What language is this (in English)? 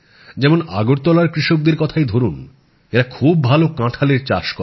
Bangla